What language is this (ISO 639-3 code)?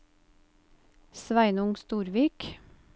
nor